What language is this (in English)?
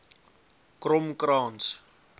Afrikaans